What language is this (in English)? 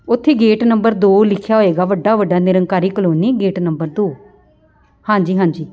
Punjabi